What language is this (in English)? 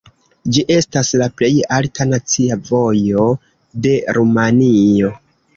Esperanto